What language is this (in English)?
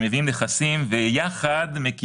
Hebrew